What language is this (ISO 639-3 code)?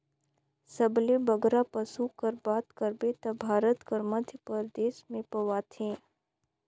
hne